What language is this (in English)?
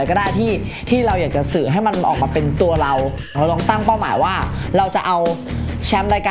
Thai